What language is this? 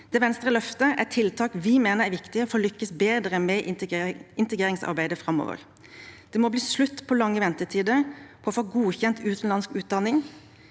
Norwegian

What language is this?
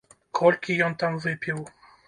Belarusian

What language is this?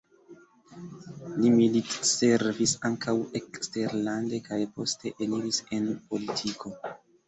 Esperanto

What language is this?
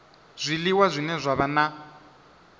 Venda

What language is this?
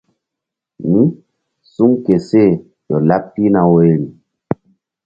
Mbum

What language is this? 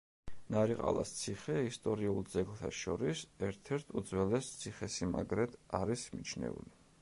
Georgian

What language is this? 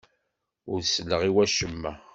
Kabyle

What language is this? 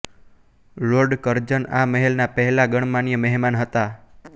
Gujarati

